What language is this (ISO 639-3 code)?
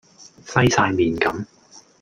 yue